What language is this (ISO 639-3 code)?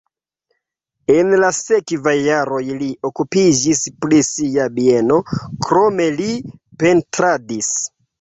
epo